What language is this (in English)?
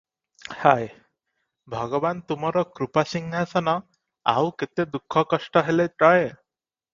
Odia